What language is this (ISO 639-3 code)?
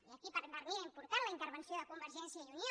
cat